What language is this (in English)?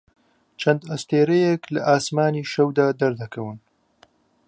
Central Kurdish